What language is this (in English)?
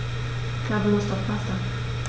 German